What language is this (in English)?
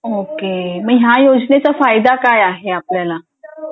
Marathi